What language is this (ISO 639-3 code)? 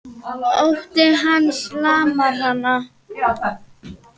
isl